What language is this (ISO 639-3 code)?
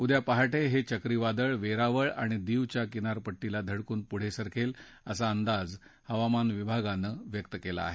mar